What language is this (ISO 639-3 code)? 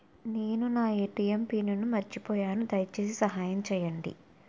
tel